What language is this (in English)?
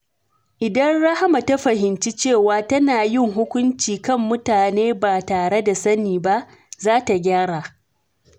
Hausa